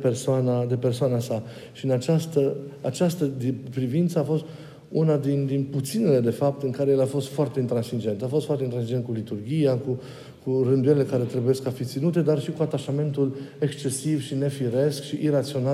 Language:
Romanian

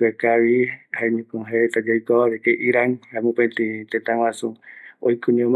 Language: Eastern Bolivian Guaraní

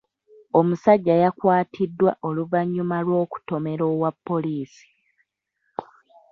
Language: Ganda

